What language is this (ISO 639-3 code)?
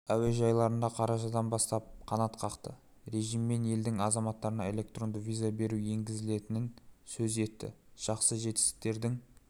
kaz